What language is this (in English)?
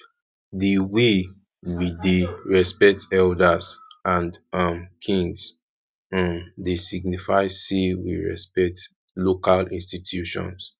Nigerian Pidgin